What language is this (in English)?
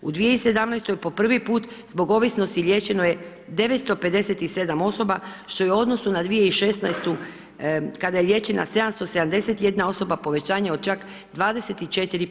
Croatian